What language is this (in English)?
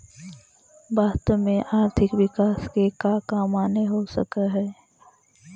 Magahi